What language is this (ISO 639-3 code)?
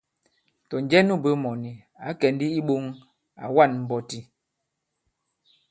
abb